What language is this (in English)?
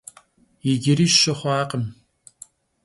Kabardian